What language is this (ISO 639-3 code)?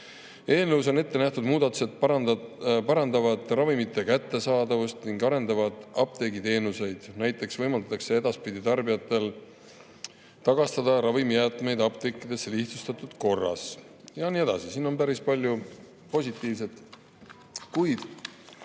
est